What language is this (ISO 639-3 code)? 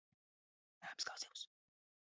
lav